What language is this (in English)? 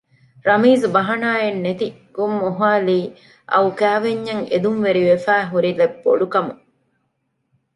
Divehi